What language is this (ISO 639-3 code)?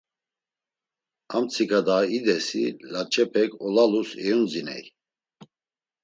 lzz